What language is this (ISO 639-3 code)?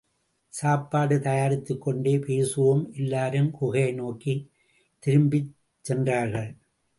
tam